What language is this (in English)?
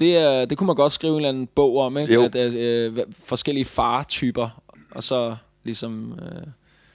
Danish